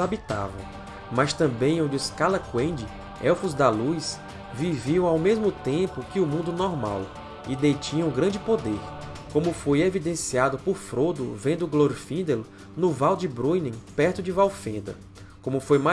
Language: Portuguese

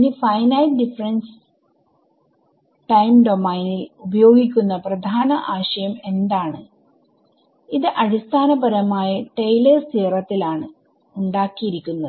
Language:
Malayalam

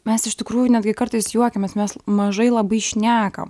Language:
Lithuanian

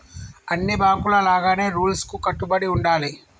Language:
Telugu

